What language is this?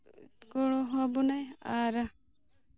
Santali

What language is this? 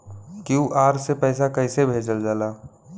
Bhojpuri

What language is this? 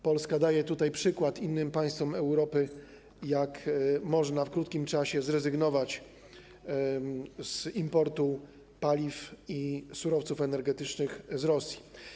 Polish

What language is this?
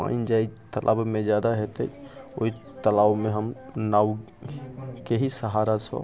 Maithili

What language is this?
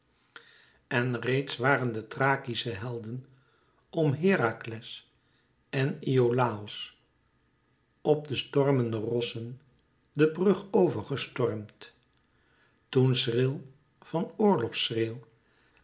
Dutch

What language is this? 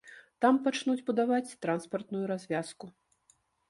Belarusian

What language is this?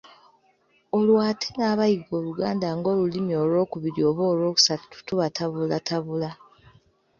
Ganda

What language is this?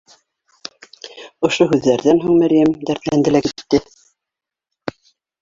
Bashkir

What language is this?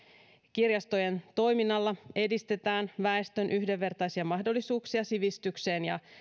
Finnish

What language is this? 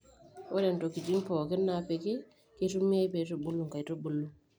Masai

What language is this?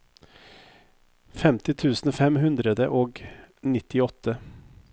Norwegian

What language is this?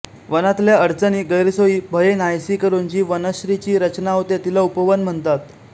Marathi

